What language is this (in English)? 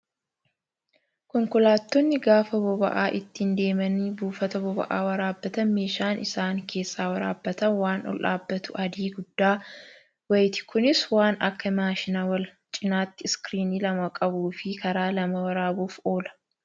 Oromo